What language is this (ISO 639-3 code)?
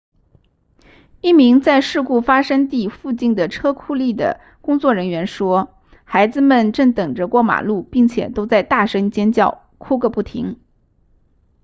zho